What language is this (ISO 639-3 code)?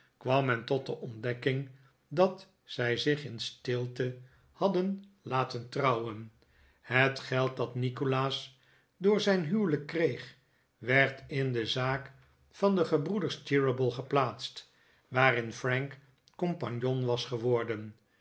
nld